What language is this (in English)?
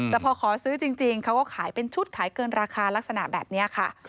Thai